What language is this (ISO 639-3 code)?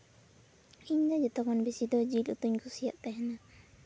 sat